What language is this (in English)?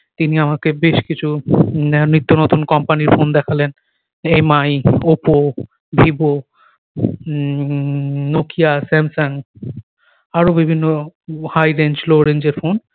Bangla